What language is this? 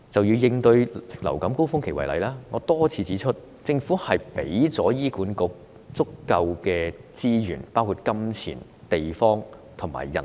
Cantonese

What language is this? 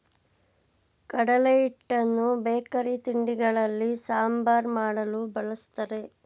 Kannada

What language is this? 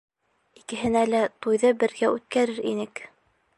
Bashkir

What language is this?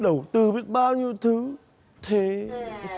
Vietnamese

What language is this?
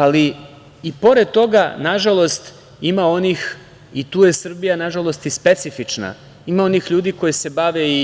Serbian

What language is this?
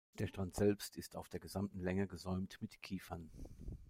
German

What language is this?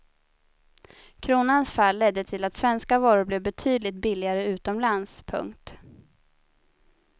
Swedish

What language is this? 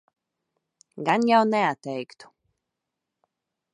Latvian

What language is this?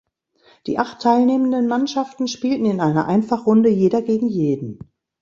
German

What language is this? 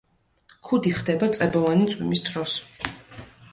Georgian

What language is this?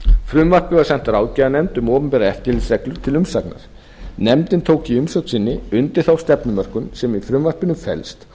Icelandic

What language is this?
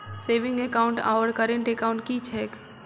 Maithili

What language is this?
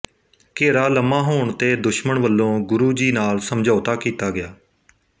Punjabi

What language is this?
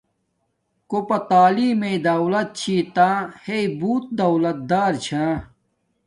Domaaki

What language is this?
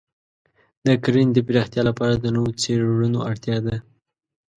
Pashto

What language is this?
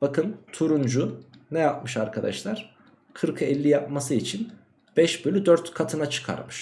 Turkish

